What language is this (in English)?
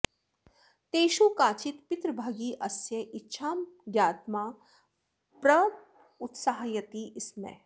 Sanskrit